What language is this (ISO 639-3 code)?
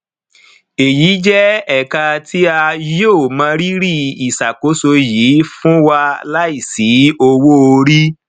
yor